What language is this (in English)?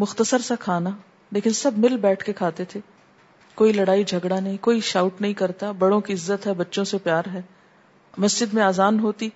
Urdu